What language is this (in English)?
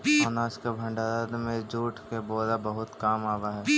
Magahi